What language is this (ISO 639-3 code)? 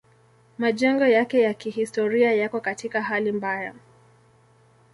swa